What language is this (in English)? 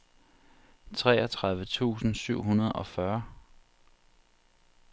Danish